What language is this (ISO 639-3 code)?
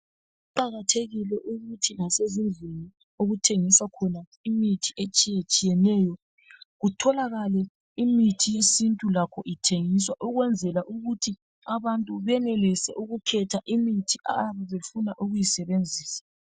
nde